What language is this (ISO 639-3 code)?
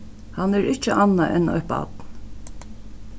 fao